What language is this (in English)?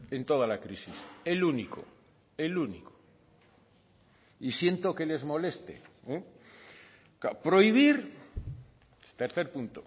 Spanish